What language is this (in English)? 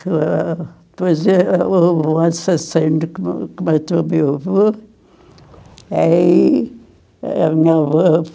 Portuguese